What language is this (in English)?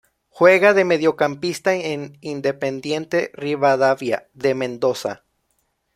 Spanish